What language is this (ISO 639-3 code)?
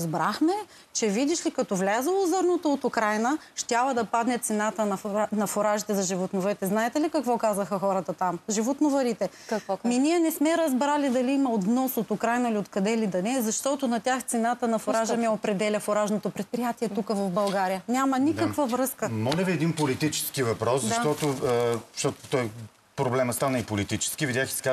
bul